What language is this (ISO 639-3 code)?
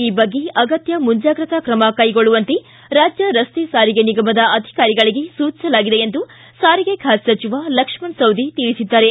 kan